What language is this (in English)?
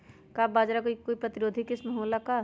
Magahi